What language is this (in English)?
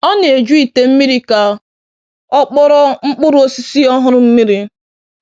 Igbo